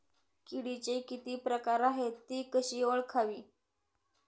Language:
Marathi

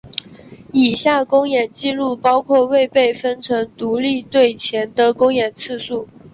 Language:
Chinese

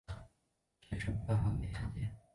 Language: Chinese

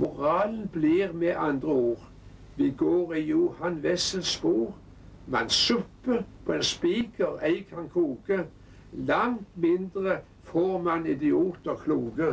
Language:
Norwegian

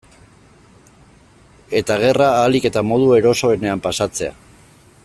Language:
Basque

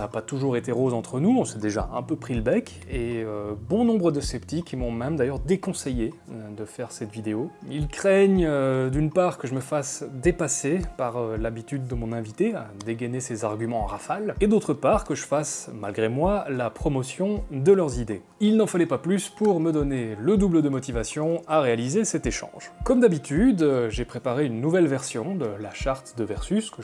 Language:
French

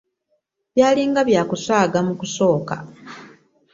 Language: Ganda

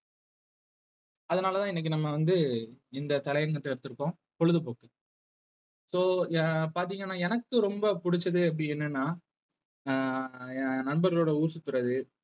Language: Tamil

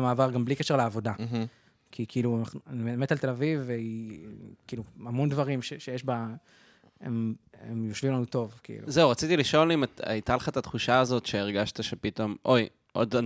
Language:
Hebrew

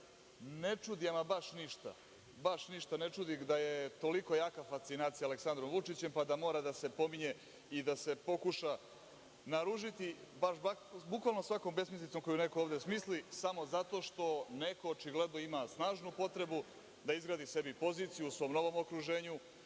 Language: Serbian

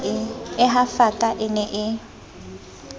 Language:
Southern Sotho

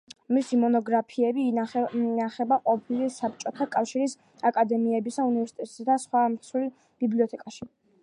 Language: Georgian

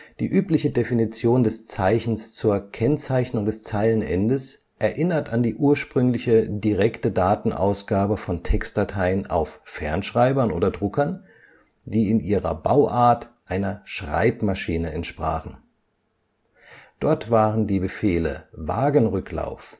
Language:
German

